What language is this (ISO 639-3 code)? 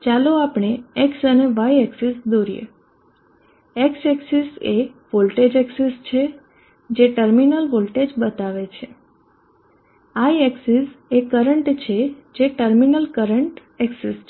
guj